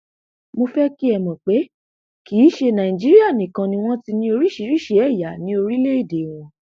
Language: Yoruba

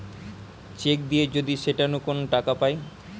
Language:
Bangla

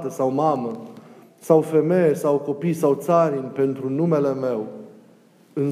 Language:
Romanian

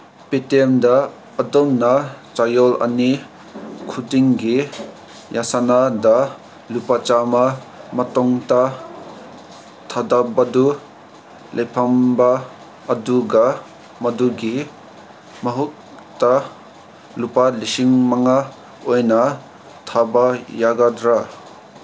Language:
Manipuri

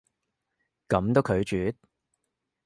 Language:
Cantonese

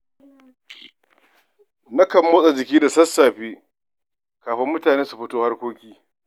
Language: Hausa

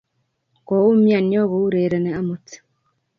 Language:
Kalenjin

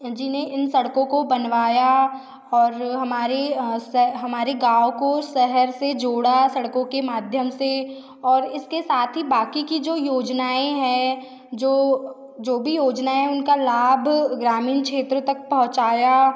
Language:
Hindi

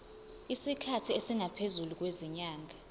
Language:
Zulu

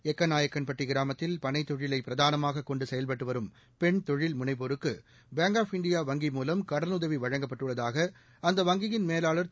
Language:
Tamil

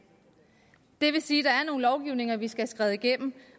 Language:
Danish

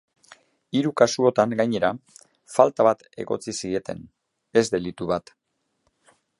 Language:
Basque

